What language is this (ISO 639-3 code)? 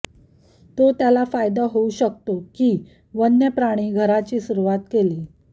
mar